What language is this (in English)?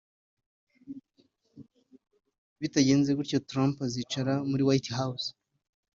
Kinyarwanda